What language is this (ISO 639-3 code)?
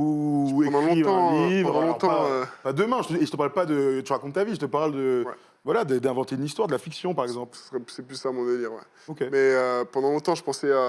fra